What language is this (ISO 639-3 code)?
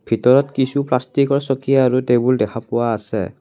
asm